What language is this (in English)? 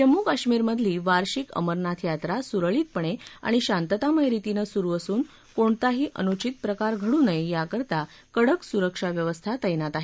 Marathi